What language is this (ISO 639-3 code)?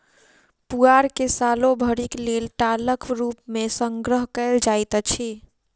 mai